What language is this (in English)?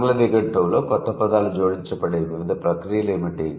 Telugu